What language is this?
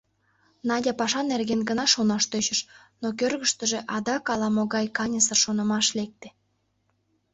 Mari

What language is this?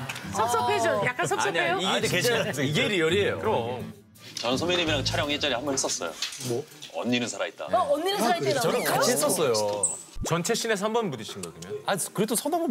Korean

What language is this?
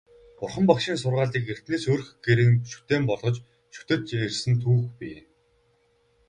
Mongolian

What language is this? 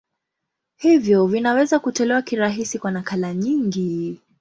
Swahili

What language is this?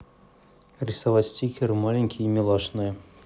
Russian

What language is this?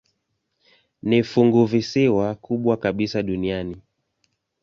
Swahili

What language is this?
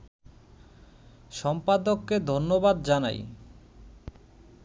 Bangla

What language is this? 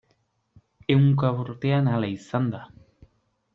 Basque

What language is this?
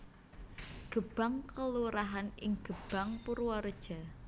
Javanese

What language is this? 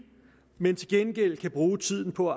Danish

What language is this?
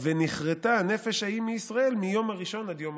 Hebrew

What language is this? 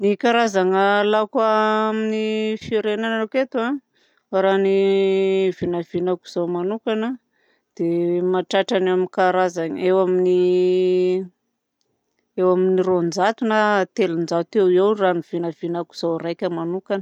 Southern Betsimisaraka Malagasy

